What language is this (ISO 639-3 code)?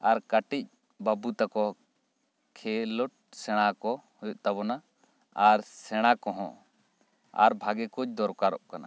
sat